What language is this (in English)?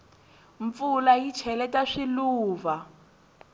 Tsonga